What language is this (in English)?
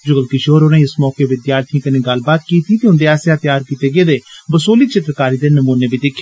Dogri